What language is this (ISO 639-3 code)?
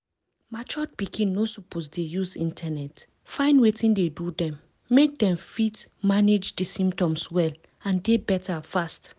pcm